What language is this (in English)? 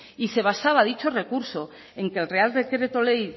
Spanish